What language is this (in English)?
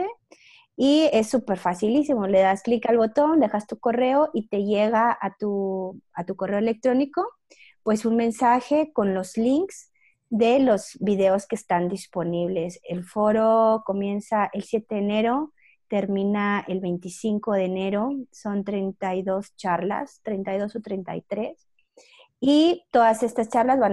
Spanish